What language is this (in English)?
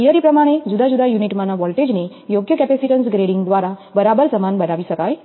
Gujarati